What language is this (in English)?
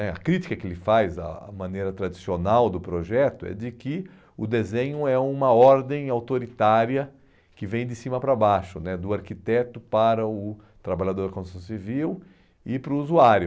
Portuguese